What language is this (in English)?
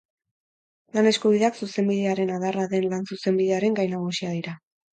Basque